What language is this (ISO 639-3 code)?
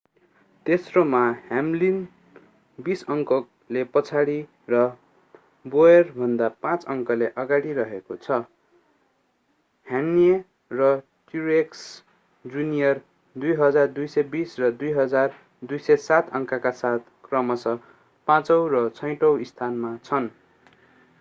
nep